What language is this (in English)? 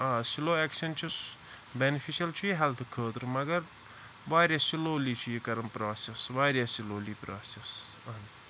Kashmiri